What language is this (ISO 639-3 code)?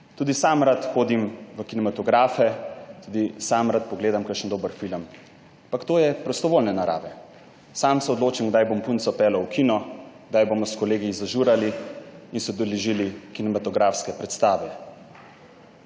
slv